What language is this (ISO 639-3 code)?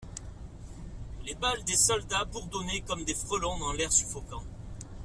fra